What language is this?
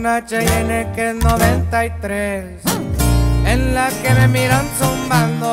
Spanish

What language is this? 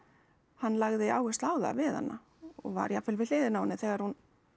Icelandic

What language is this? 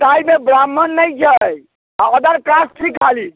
Maithili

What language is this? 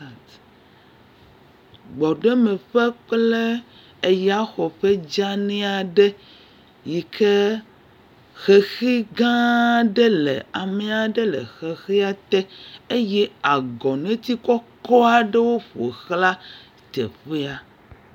Ewe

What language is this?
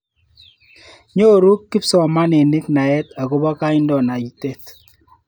Kalenjin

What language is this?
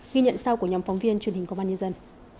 Vietnamese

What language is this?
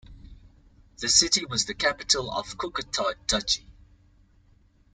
English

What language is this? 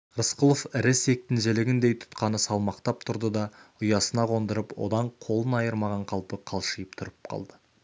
Kazakh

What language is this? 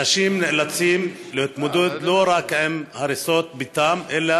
Hebrew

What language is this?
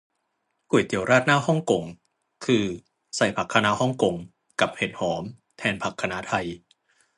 Thai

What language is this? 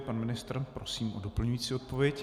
Czech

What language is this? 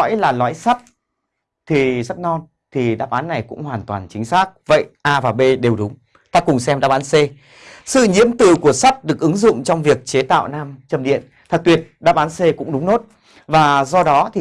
Vietnamese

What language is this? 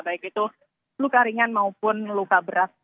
Indonesian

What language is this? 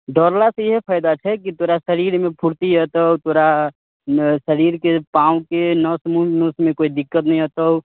Maithili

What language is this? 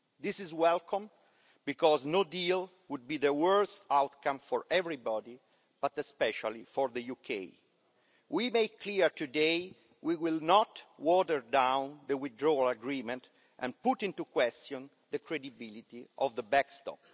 English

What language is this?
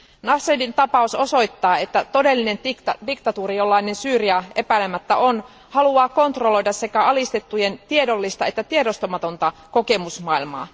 Finnish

